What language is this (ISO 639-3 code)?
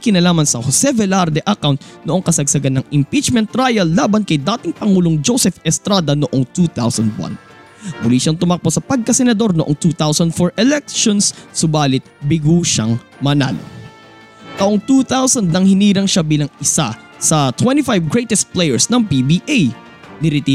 fil